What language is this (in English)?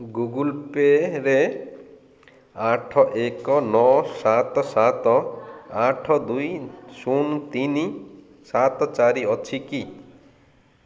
Odia